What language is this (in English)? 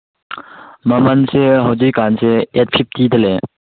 Manipuri